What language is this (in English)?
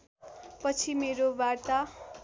Nepali